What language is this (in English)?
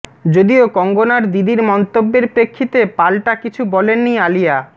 Bangla